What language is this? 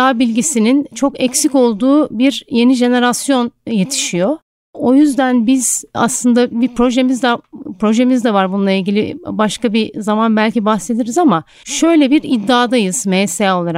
Turkish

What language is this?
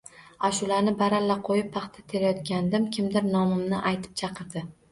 Uzbek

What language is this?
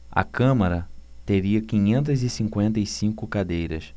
Portuguese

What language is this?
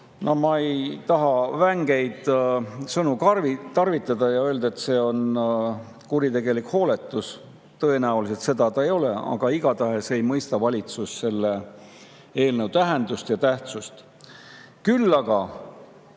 Estonian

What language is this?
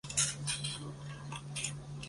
Chinese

